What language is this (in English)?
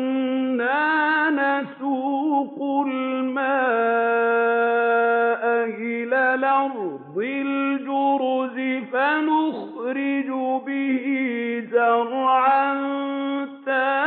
Arabic